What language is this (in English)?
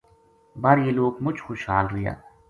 Gujari